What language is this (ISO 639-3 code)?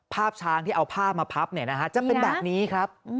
tha